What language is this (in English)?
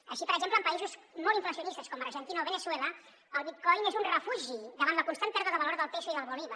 Catalan